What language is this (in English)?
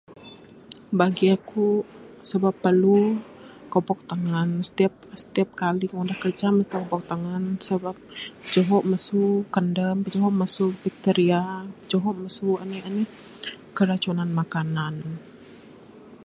Bukar-Sadung Bidayuh